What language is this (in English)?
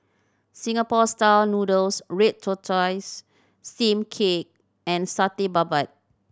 English